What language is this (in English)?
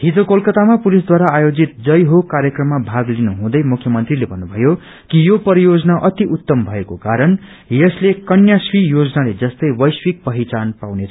Nepali